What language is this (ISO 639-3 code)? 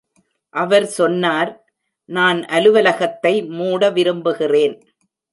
tam